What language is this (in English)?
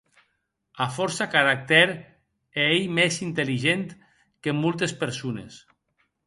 Occitan